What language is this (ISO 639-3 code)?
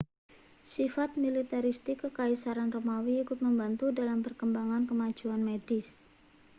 ind